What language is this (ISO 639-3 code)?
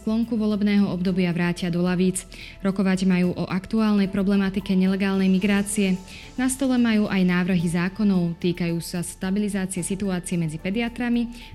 slk